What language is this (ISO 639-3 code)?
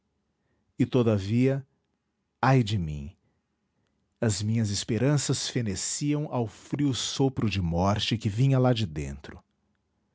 por